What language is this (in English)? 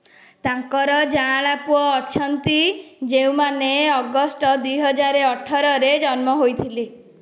Odia